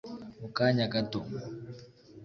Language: Kinyarwanda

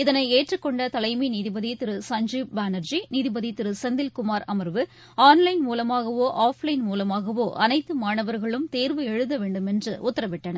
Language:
Tamil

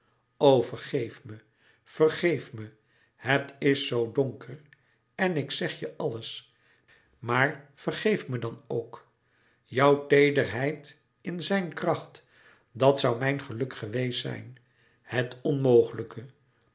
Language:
Dutch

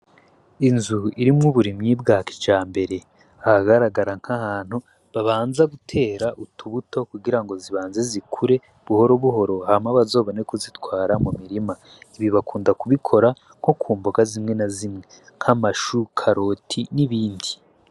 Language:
Rundi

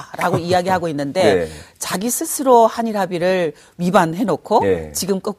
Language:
Korean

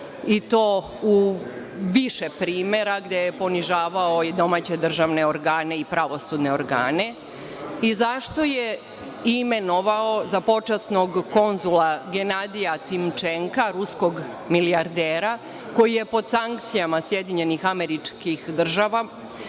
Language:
Serbian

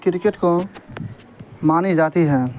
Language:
Urdu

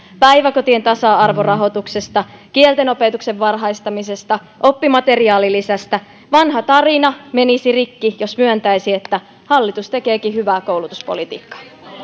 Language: Finnish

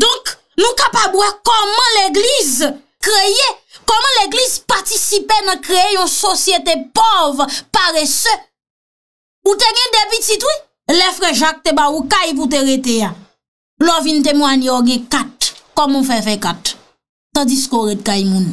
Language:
French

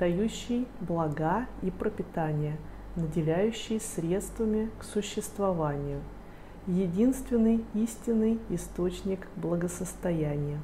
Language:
Russian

